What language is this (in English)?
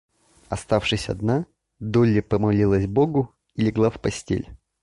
Russian